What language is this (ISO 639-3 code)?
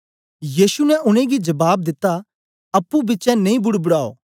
doi